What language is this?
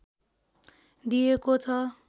Nepali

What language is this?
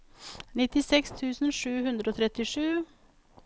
Norwegian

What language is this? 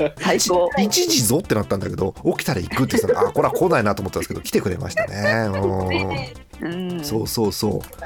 Japanese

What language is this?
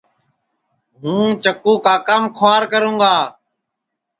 Sansi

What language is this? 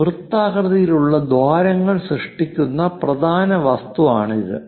Malayalam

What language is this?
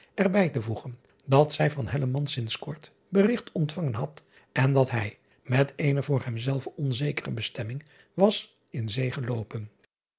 Dutch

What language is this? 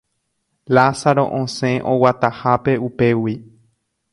Guarani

